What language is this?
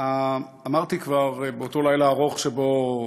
Hebrew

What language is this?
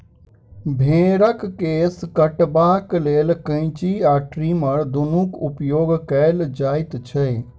Maithili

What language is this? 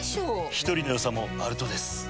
Japanese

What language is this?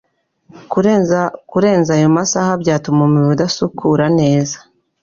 Kinyarwanda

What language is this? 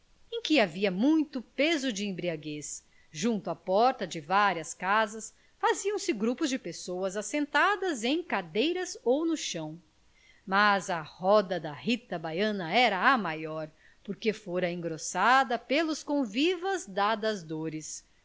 Portuguese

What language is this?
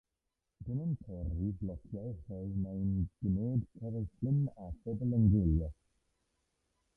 Welsh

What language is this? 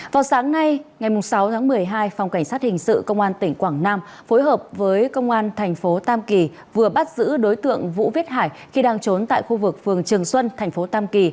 Vietnamese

